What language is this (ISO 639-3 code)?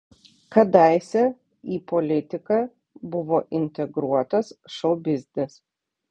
lit